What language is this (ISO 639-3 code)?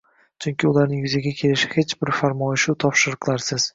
uzb